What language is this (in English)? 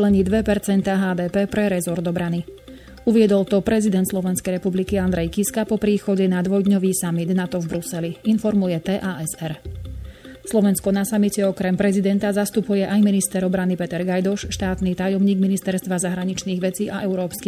Slovak